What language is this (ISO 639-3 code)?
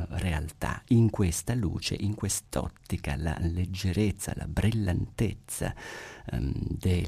ita